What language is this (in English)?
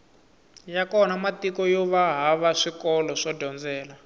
Tsonga